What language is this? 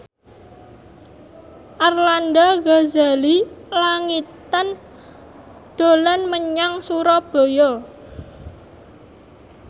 Javanese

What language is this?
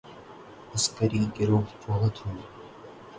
Urdu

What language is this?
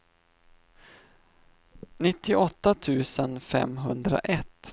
Swedish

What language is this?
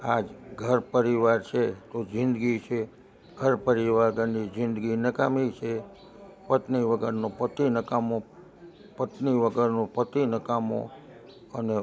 Gujarati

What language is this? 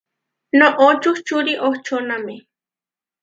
Huarijio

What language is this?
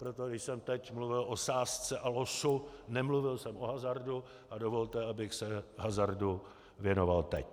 Czech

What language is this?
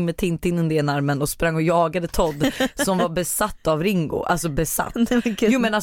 Swedish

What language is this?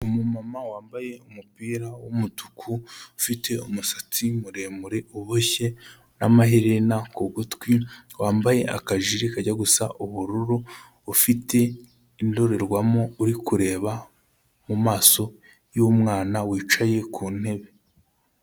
Kinyarwanda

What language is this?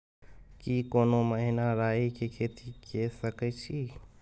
Maithili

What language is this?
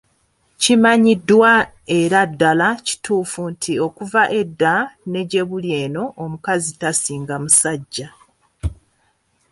Ganda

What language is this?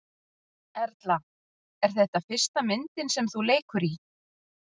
Icelandic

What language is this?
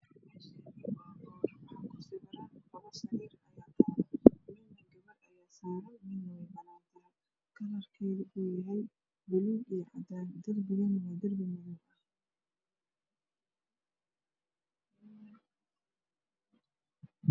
Somali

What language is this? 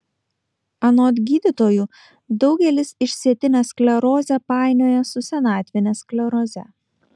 Lithuanian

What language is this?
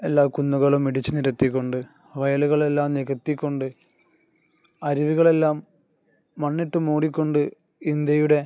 Malayalam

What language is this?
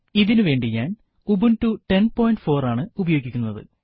Malayalam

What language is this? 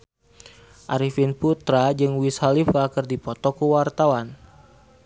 Sundanese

